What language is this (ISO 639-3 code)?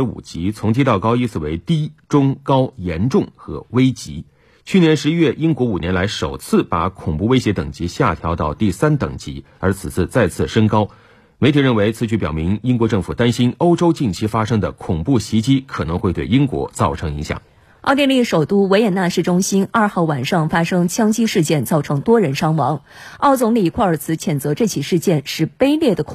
zho